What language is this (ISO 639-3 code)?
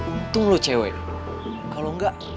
ind